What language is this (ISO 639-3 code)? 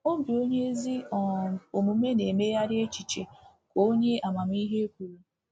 ibo